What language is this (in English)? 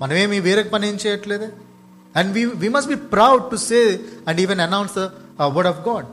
Telugu